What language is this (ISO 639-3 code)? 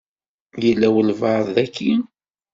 kab